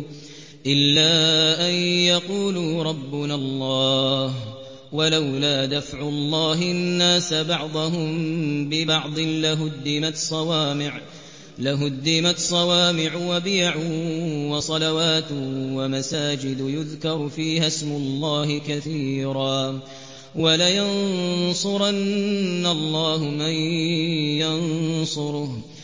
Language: Arabic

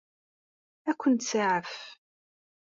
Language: Kabyle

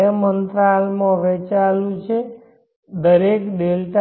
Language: Gujarati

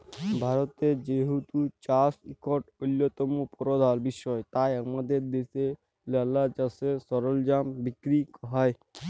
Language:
Bangla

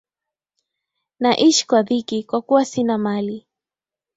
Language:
Swahili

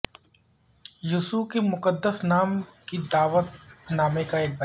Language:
Urdu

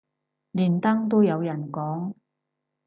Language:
Cantonese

